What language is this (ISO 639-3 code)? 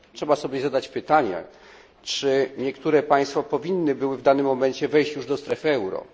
pol